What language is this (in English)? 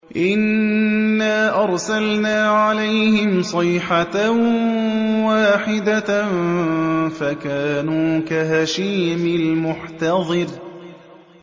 Arabic